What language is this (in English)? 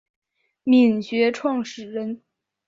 Chinese